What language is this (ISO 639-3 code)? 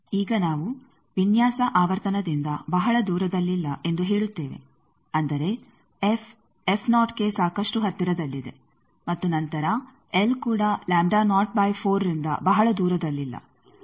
kan